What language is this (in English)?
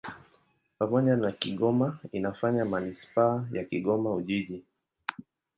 Swahili